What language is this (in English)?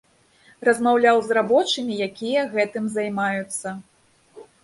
Belarusian